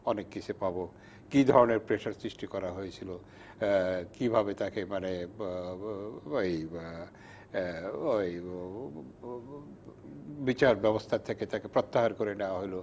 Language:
Bangla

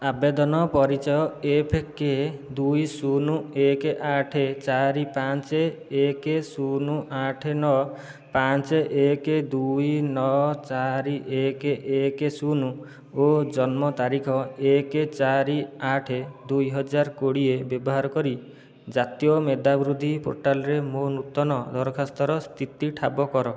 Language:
Odia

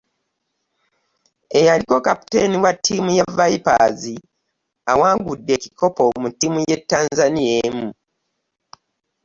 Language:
Ganda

